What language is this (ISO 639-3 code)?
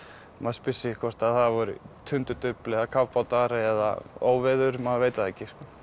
isl